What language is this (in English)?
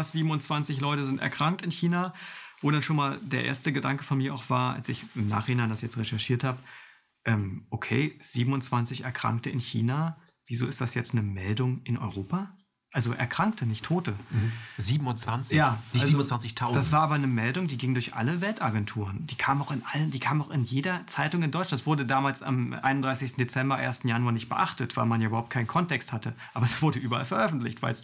German